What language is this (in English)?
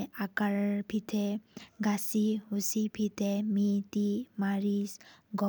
Sikkimese